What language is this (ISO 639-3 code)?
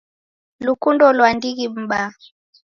dav